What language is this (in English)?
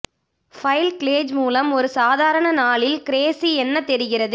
Tamil